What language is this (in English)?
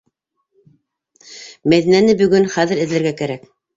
Bashkir